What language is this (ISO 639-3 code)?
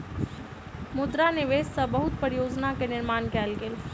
mai